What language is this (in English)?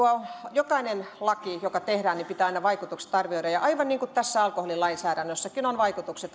Finnish